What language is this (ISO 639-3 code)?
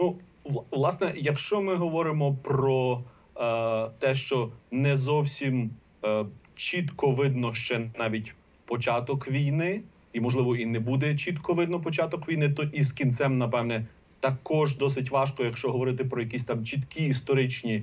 ukr